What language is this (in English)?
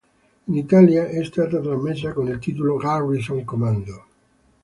Italian